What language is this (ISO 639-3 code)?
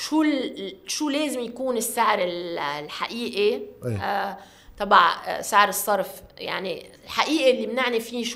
ara